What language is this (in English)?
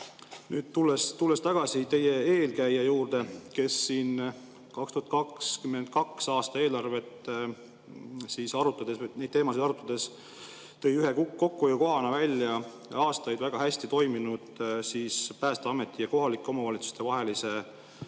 Estonian